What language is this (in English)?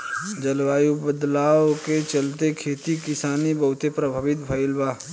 Bhojpuri